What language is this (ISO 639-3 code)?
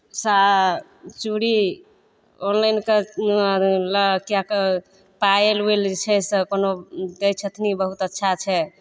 mai